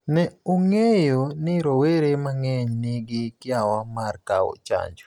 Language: Luo (Kenya and Tanzania)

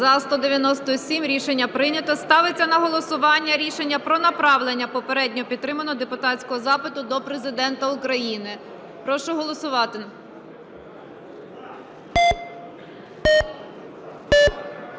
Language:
Ukrainian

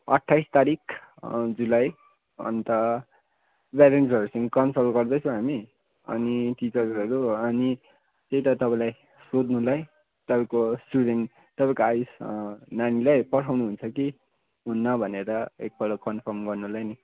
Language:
Nepali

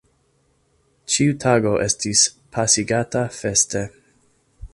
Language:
Esperanto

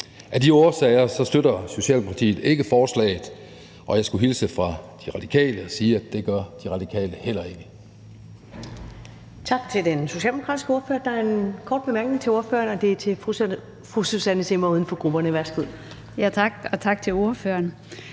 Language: Danish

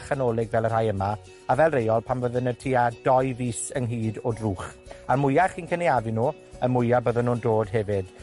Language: Welsh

